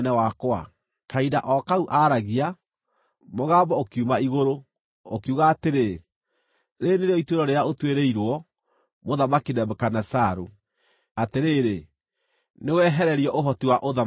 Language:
Kikuyu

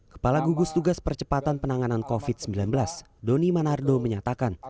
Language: Indonesian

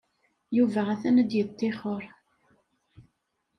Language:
Kabyle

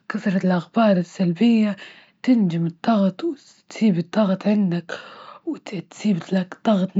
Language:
Libyan Arabic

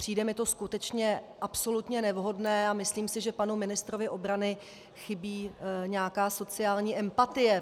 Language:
Czech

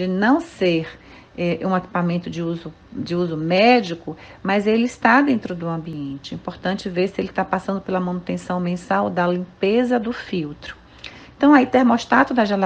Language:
Portuguese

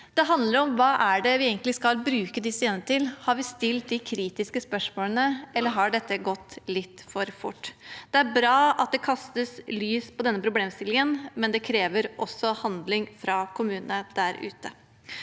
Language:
Norwegian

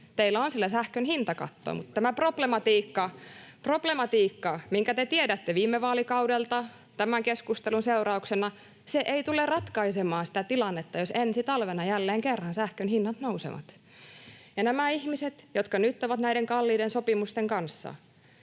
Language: Finnish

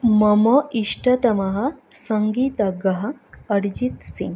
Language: Sanskrit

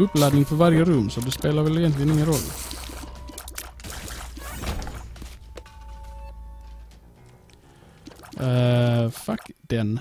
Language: Swedish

